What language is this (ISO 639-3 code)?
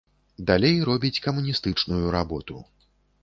bel